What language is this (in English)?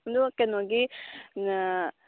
Manipuri